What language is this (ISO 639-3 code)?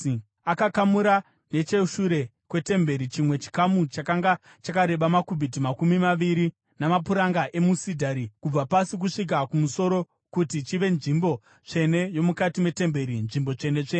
sna